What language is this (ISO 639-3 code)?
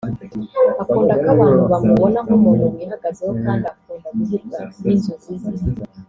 kin